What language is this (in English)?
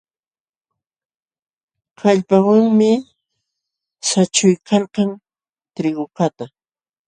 Jauja Wanca Quechua